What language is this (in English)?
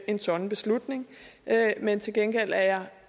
Danish